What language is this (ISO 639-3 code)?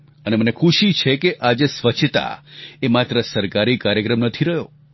guj